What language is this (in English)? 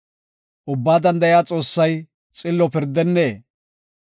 Gofa